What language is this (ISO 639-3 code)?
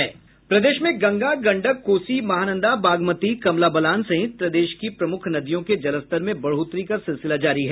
hin